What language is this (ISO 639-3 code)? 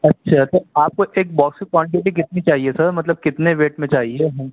urd